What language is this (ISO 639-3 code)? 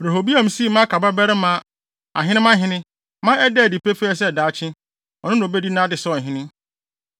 aka